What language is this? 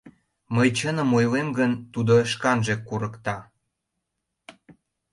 Mari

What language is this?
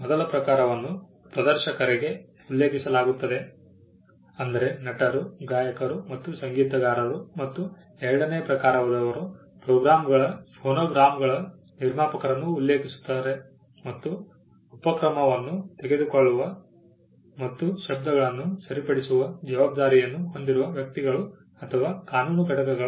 Kannada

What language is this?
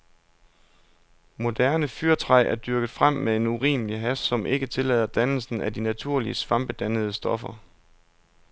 Danish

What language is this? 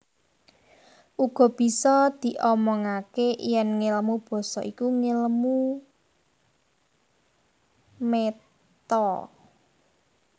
Javanese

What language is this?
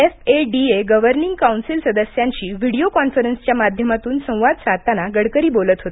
Marathi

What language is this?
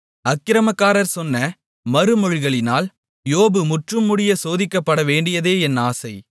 Tamil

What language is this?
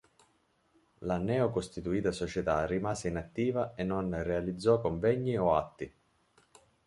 Italian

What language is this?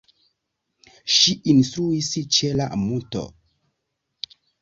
Esperanto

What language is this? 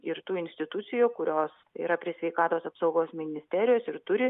Lithuanian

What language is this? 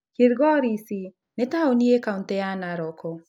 Kikuyu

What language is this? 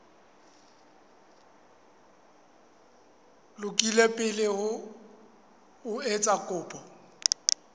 Southern Sotho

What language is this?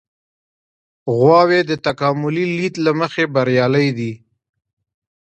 Pashto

